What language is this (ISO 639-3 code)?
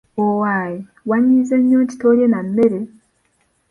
lug